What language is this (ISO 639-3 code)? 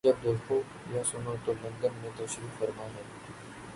urd